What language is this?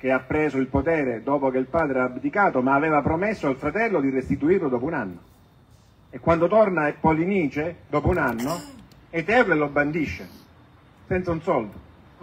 Italian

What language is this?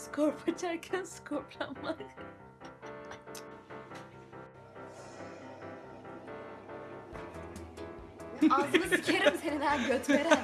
Turkish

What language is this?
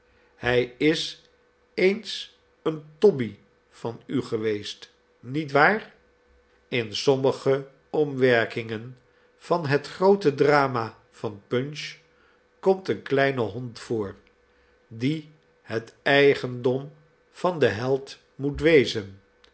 Dutch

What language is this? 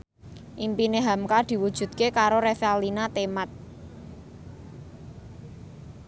Javanese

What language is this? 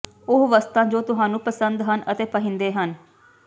Punjabi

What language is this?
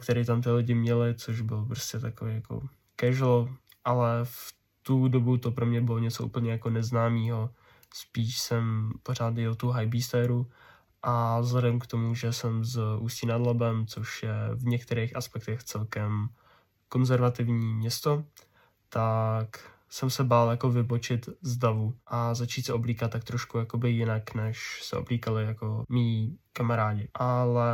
Czech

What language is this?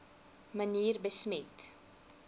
Afrikaans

